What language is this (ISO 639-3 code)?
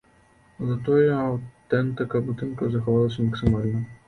bel